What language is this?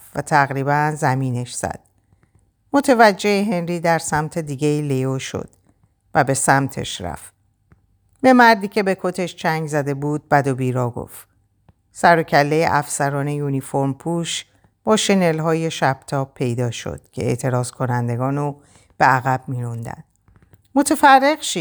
Persian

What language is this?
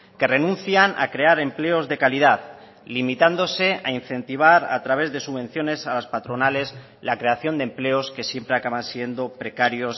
Spanish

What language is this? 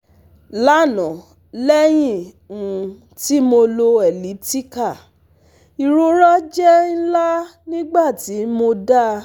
Yoruba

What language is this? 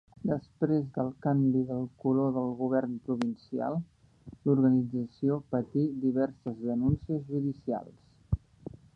Catalan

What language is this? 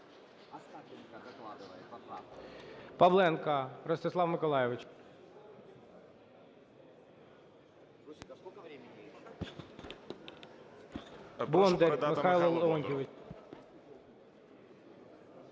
Ukrainian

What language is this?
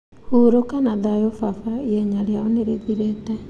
Kikuyu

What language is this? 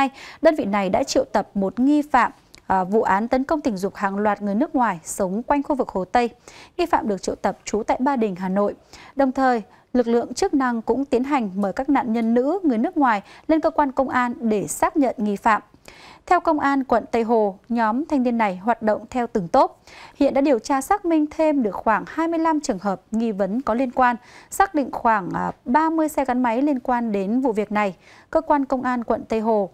Vietnamese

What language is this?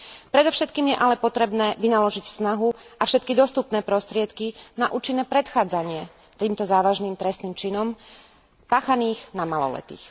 Slovak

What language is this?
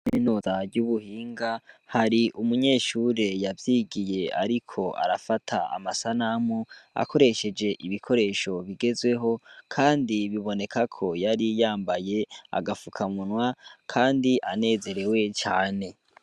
Rundi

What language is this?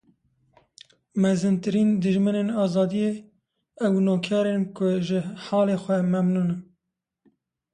Kurdish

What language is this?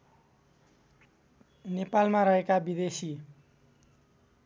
Nepali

